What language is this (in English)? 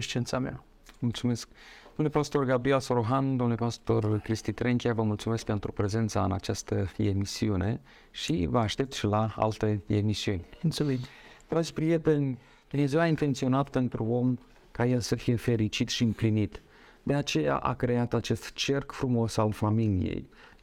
Romanian